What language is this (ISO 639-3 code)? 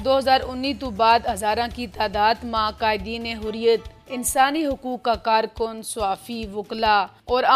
urd